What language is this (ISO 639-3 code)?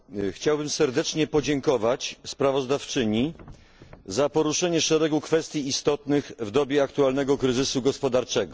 pol